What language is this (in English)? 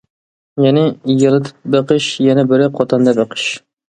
Uyghur